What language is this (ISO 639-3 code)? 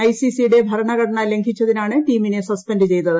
mal